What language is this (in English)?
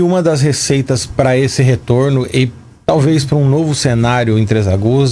Portuguese